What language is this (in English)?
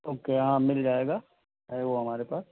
Urdu